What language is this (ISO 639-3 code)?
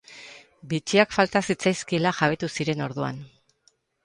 eus